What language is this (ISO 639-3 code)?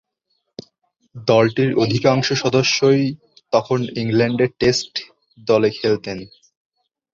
ben